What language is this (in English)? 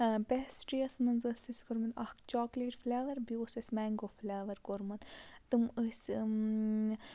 Kashmiri